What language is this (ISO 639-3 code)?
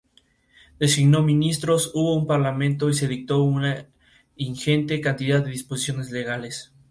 spa